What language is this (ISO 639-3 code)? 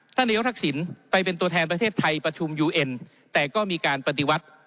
tha